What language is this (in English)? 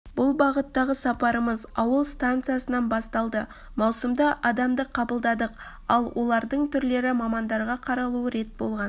Kazakh